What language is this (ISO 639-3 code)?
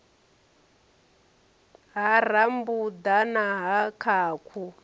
ven